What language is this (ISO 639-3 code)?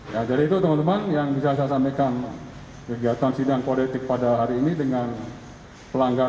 ind